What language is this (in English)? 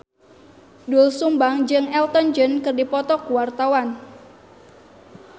Sundanese